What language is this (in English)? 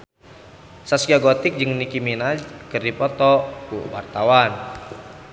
Sundanese